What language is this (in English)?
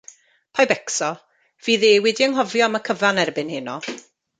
Welsh